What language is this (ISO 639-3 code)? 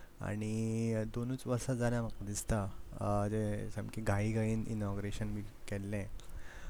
mar